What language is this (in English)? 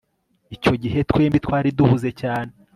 Kinyarwanda